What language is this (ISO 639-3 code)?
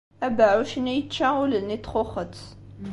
kab